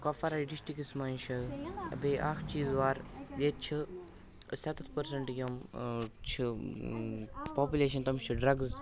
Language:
Kashmiri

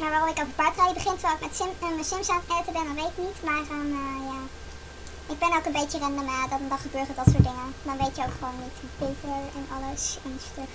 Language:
Dutch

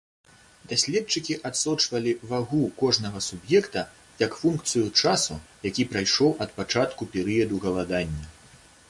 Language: Belarusian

